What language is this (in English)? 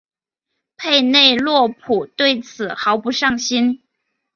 Chinese